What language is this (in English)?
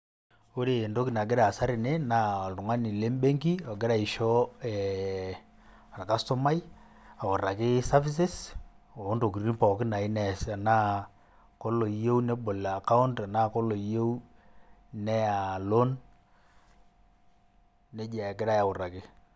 Masai